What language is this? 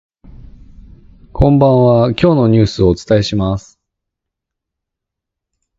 Japanese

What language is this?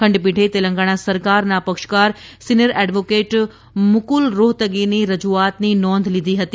Gujarati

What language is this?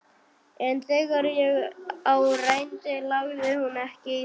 Icelandic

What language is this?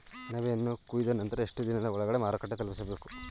Kannada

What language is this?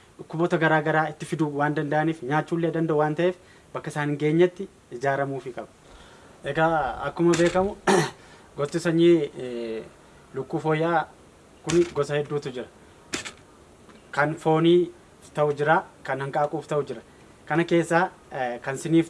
Turkish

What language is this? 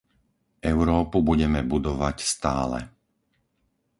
Slovak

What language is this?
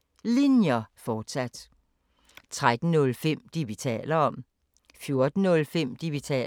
Danish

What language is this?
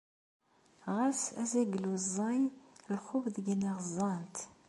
Kabyle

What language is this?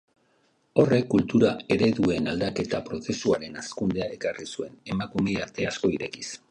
Basque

